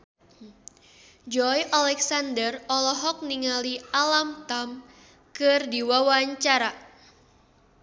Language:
Sundanese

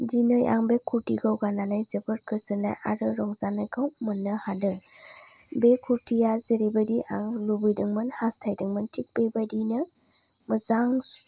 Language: Bodo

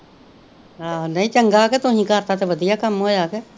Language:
Punjabi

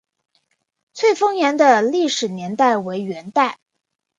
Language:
Chinese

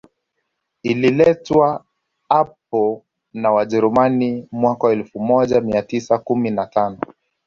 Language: Swahili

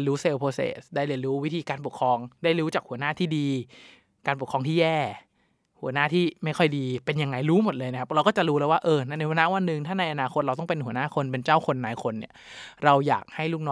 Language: Thai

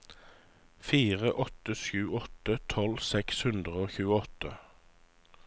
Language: Norwegian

